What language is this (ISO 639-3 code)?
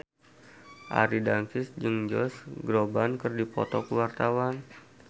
sun